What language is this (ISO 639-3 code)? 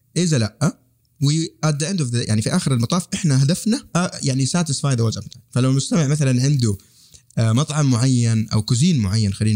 ara